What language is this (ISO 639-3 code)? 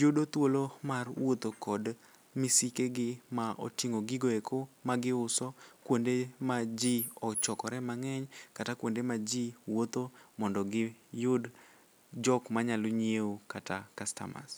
luo